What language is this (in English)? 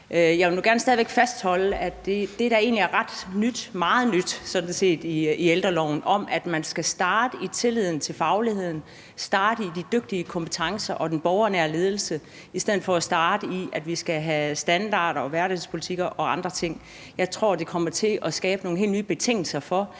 Danish